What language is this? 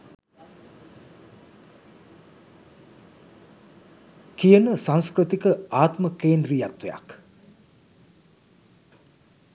Sinhala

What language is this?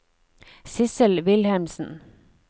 Norwegian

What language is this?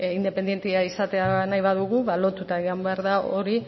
Basque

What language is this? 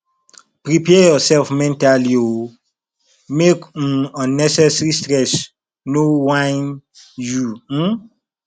Nigerian Pidgin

